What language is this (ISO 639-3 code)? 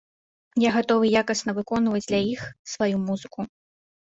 bel